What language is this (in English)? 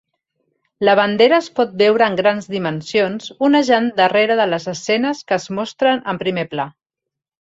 Catalan